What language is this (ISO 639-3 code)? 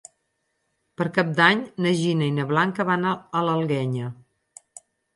cat